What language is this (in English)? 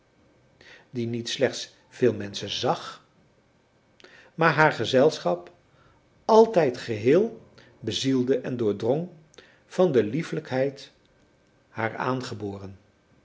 Dutch